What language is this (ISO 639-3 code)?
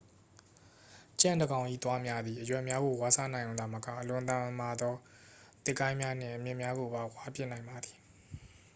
mya